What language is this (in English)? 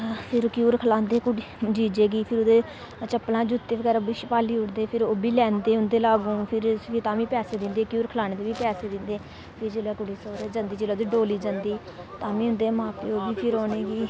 Dogri